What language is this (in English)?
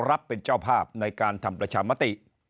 Thai